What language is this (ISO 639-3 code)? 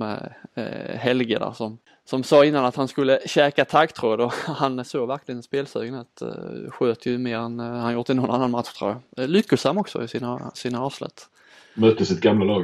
swe